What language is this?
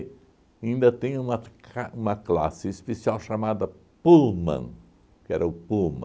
Portuguese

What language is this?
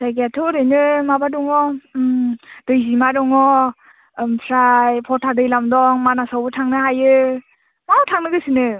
Bodo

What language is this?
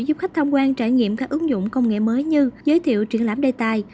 Vietnamese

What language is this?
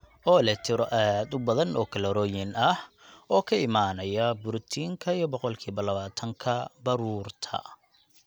Somali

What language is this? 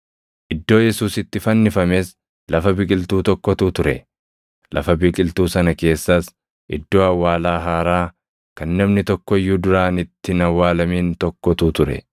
Oromo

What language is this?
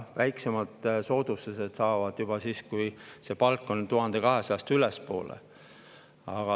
Estonian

